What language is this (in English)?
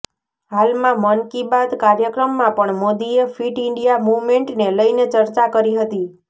Gujarati